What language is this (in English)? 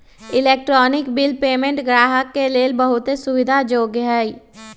Magahi